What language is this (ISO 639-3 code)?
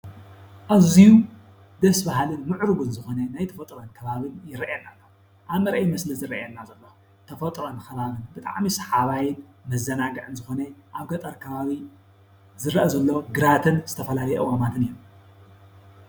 tir